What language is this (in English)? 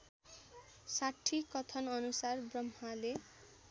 Nepali